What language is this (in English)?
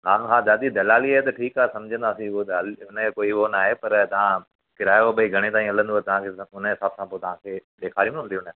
Sindhi